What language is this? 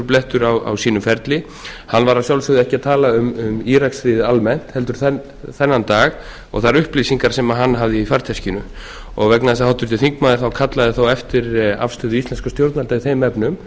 Icelandic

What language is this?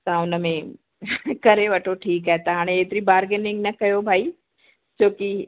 Sindhi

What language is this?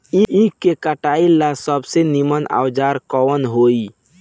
Bhojpuri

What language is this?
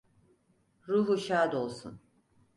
Turkish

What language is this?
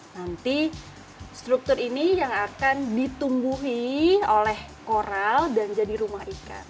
Indonesian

